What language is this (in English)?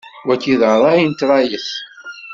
Kabyle